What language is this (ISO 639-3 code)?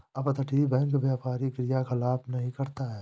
hin